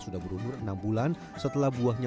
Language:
Indonesian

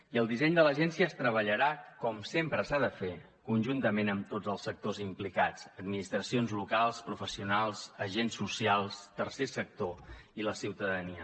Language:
Catalan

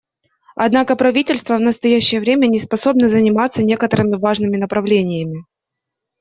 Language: Russian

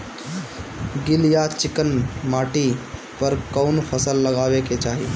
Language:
Bhojpuri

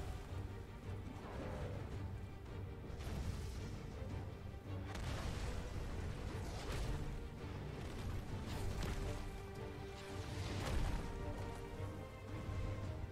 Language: German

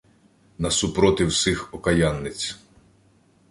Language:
Ukrainian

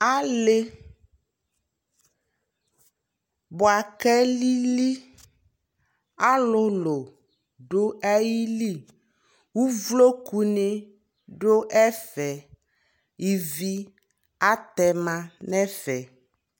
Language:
Ikposo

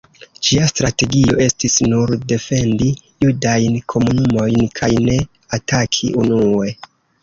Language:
Esperanto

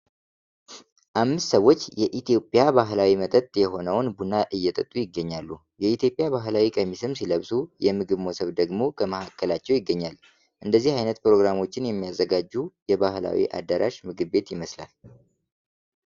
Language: Amharic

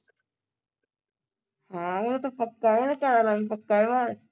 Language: Punjabi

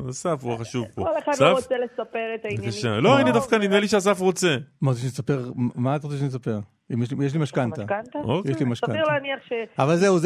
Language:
Hebrew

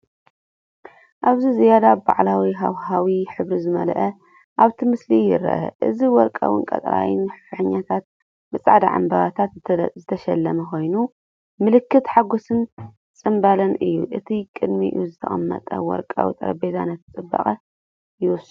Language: Tigrinya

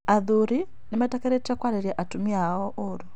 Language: Kikuyu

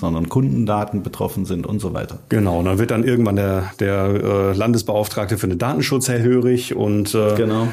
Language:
German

